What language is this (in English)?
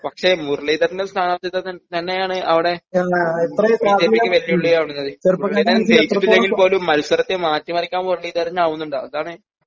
Malayalam